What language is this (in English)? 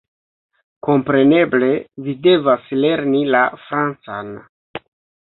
Esperanto